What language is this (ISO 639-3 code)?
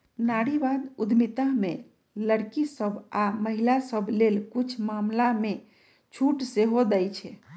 mag